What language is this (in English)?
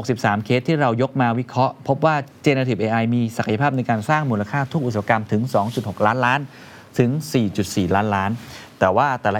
Thai